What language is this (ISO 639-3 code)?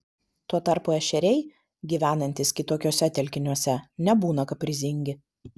lit